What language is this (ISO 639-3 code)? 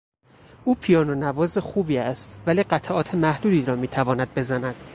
fas